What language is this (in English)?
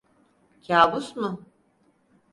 Turkish